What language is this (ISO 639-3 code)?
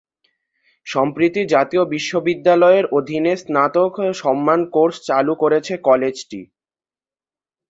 ben